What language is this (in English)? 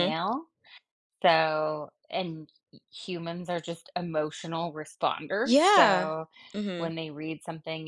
English